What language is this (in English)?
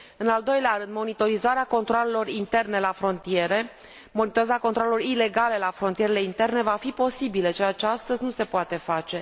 Romanian